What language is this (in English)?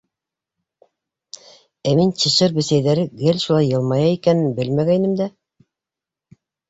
Bashkir